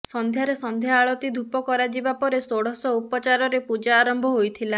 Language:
Odia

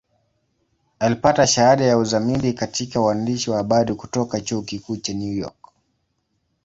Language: Swahili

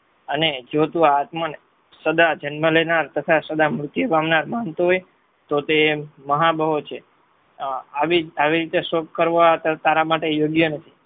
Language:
Gujarati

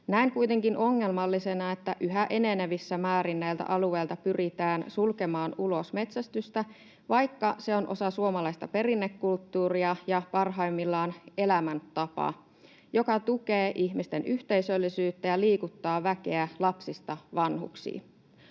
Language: Finnish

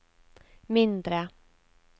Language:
Norwegian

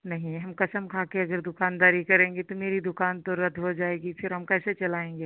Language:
Hindi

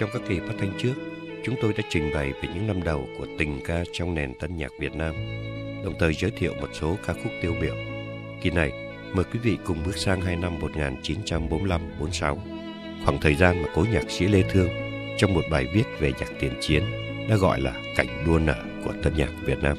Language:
Vietnamese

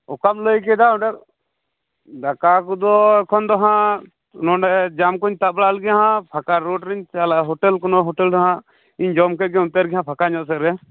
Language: Santali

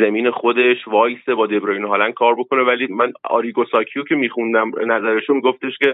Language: Persian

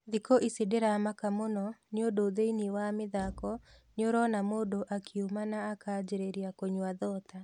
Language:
Kikuyu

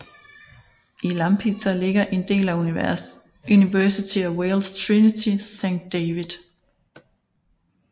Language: Danish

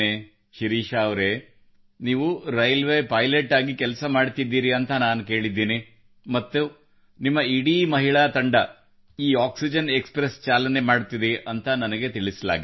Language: Kannada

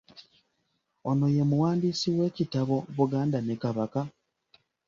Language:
Ganda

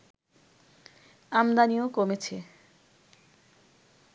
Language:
Bangla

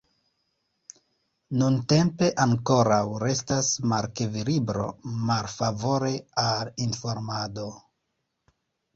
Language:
Esperanto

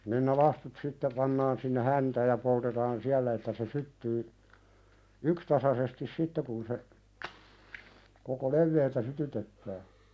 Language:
Finnish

